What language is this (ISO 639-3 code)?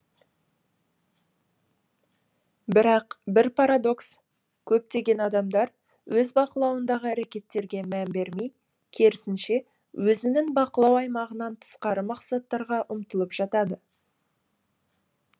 kaz